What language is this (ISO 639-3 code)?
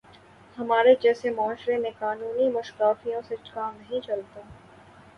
urd